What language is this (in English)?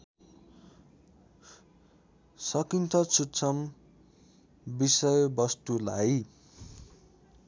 Nepali